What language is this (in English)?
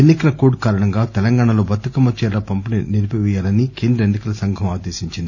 Telugu